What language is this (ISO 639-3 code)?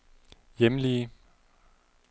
dan